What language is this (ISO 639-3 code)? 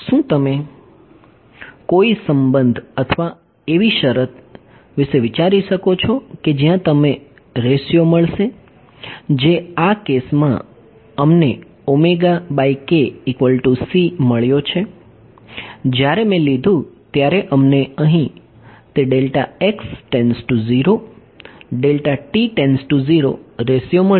guj